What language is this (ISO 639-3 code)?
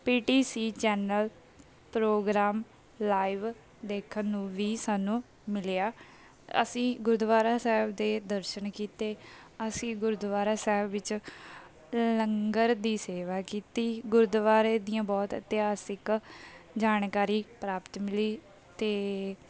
pan